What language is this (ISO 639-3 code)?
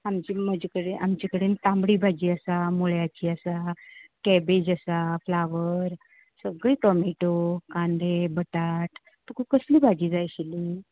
kok